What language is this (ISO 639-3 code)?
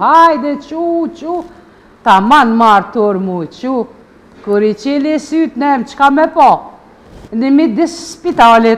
ron